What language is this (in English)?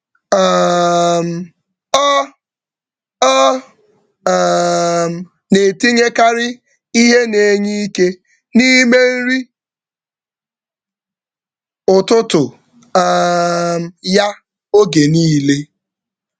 Igbo